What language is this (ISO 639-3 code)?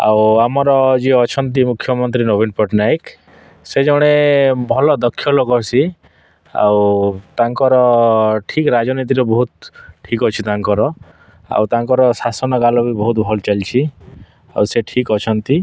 ori